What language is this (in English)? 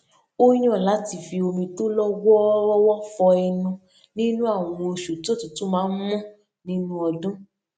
Yoruba